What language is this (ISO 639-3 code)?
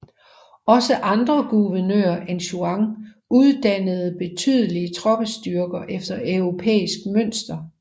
dan